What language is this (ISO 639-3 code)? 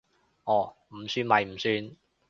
yue